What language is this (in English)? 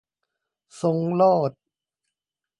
Thai